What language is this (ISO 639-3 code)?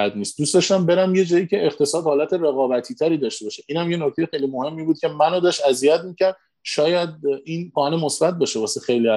fas